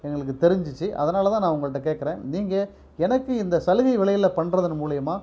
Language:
Tamil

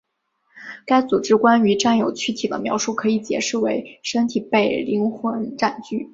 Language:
Chinese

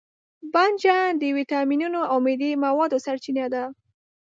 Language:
Pashto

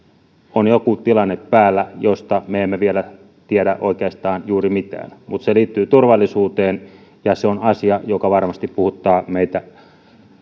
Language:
Finnish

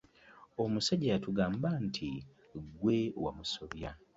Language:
Ganda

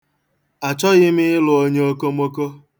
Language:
Igbo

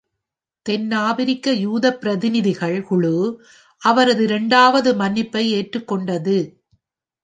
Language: Tamil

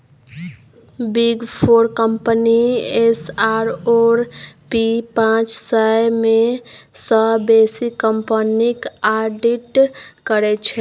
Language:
Maithili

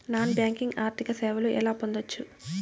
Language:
Telugu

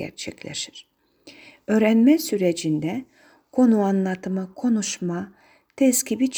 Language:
Turkish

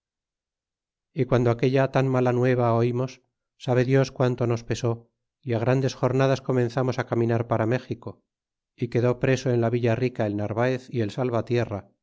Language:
Spanish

